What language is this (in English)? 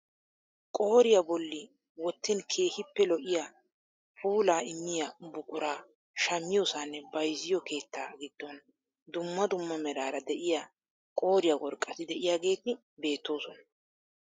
Wolaytta